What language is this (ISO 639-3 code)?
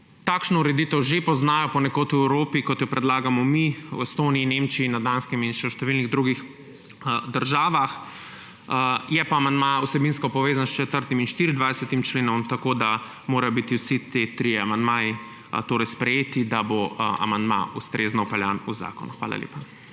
slv